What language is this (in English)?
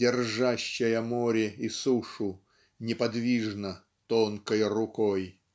Russian